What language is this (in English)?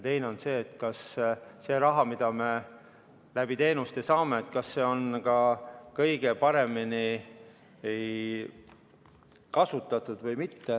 Estonian